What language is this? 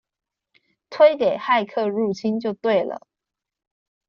Chinese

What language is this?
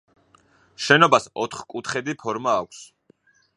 Georgian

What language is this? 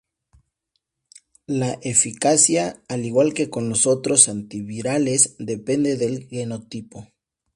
Spanish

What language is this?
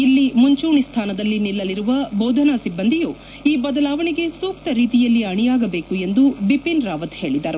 Kannada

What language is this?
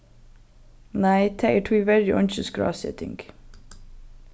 Faroese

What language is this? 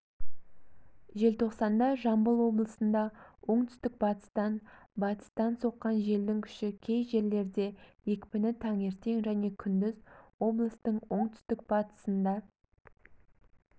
Kazakh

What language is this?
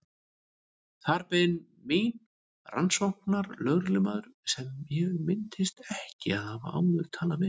Icelandic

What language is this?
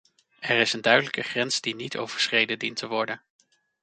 Dutch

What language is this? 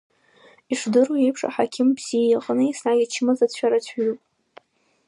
Abkhazian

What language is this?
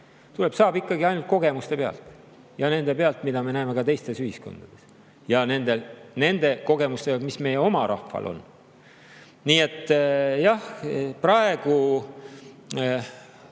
Estonian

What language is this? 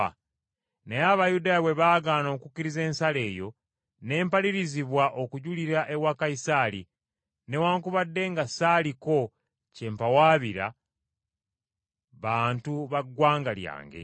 Ganda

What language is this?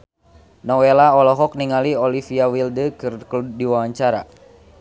Sundanese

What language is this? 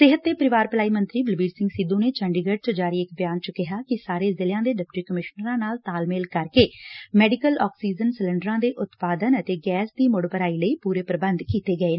Punjabi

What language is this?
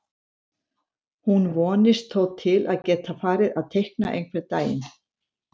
Icelandic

